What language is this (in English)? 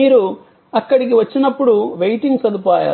Telugu